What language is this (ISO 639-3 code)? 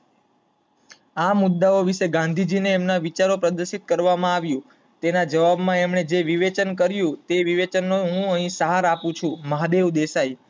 guj